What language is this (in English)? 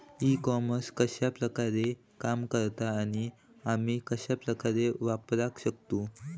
Marathi